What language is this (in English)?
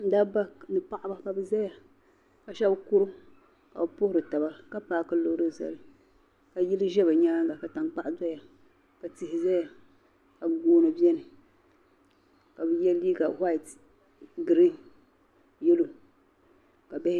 Dagbani